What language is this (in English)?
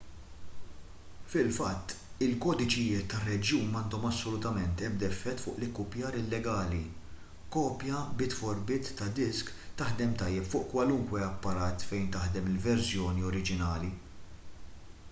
Maltese